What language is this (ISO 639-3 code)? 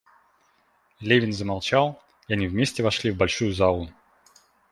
rus